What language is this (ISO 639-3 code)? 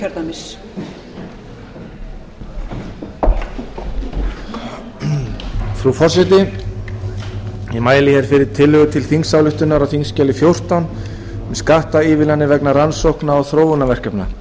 isl